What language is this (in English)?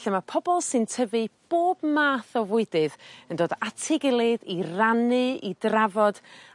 Welsh